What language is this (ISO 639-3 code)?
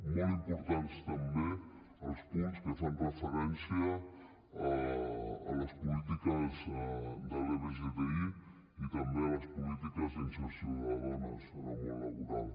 cat